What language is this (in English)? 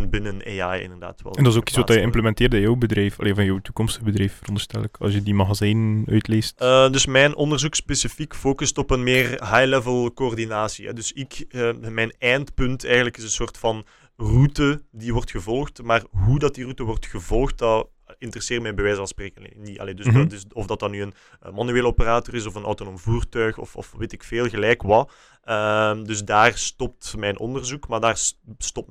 Dutch